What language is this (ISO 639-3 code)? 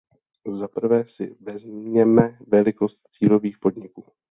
ces